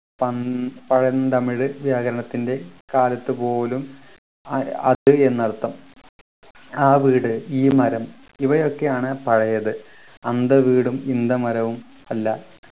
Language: Malayalam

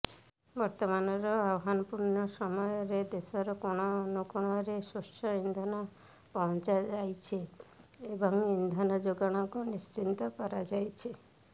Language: Odia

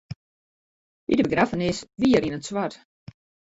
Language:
Western Frisian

